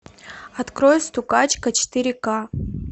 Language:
Russian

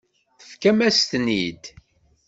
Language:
Kabyle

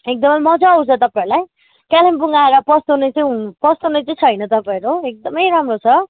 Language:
Nepali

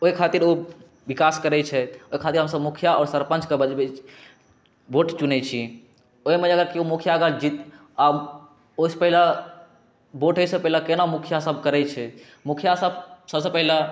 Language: Maithili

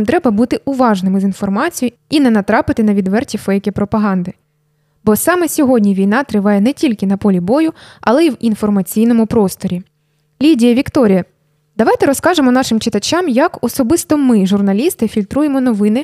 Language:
Ukrainian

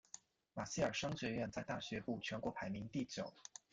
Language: Chinese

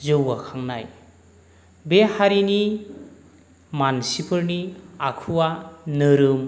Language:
Bodo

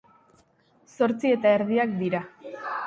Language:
Basque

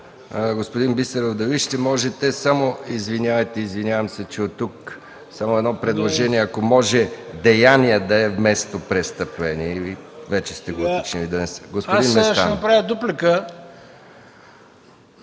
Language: Bulgarian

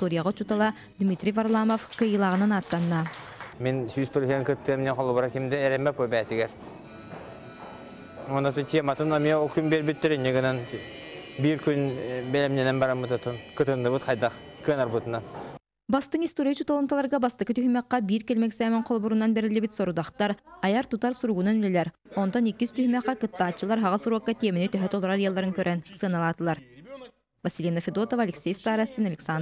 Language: Russian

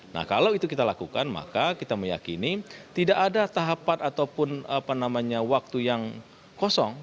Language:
Indonesian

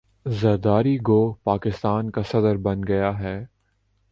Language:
Urdu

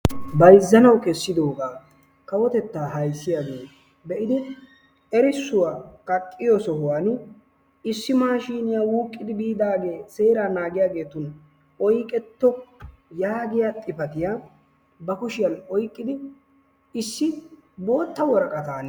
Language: Wolaytta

